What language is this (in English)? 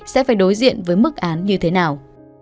Vietnamese